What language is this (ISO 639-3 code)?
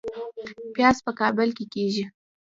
pus